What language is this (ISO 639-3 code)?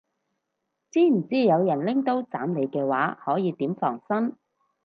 yue